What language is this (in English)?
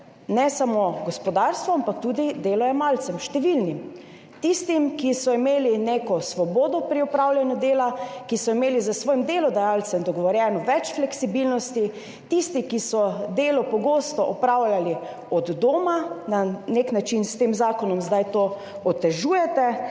Slovenian